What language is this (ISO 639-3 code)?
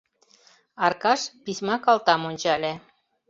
chm